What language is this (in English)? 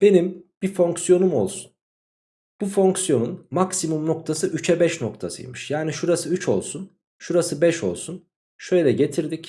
Turkish